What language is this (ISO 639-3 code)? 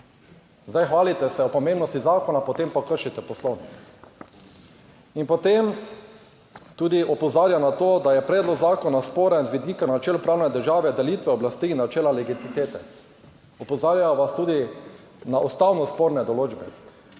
slv